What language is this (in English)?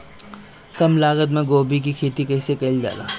Bhojpuri